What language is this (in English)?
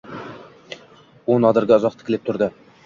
Uzbek